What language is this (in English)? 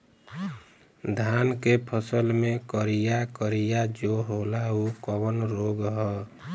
Bhojpuri